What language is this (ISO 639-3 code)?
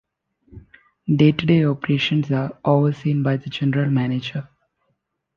eng